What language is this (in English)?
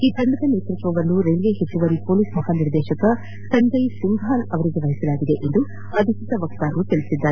Kannada